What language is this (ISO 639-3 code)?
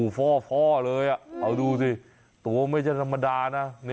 tha